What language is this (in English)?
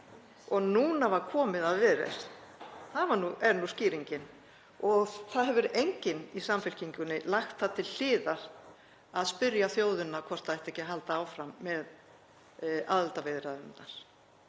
Icelandic